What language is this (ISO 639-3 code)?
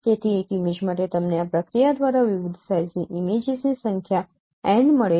guj